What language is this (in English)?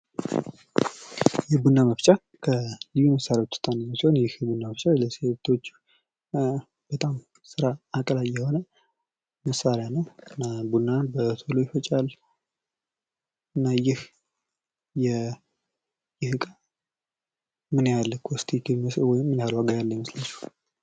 Amharic